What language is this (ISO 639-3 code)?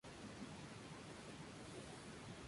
spa